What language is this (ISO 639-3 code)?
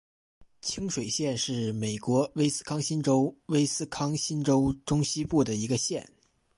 zho